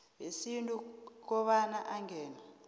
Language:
South Ndebele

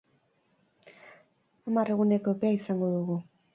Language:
Basque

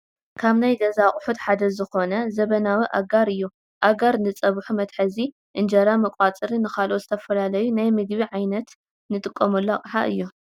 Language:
Tigrinya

